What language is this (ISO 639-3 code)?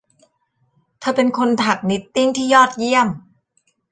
tha